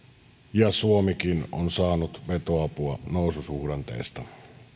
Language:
Finnish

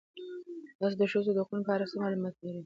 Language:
Pashto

